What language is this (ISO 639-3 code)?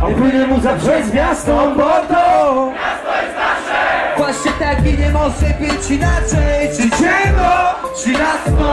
pol